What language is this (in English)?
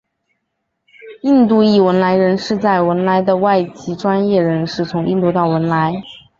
Chinese